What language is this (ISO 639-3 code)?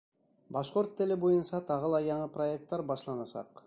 bak